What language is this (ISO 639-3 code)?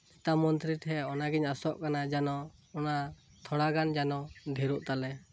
sat